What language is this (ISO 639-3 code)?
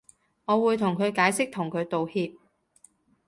yue